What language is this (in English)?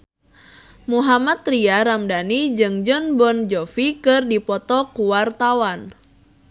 Sundanese